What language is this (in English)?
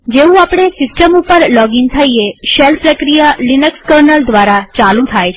Gujarati